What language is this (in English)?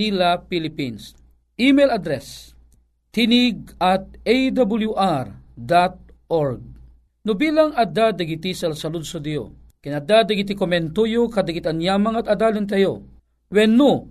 Filipino